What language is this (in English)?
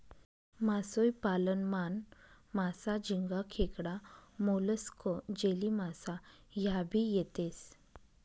Marathi